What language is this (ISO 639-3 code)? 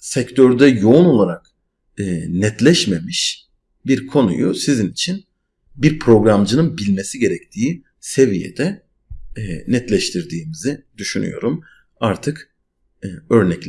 tur